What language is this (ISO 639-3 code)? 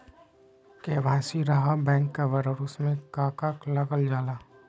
mag